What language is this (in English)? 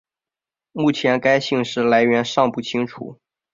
Chinese